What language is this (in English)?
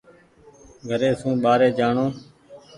Goaria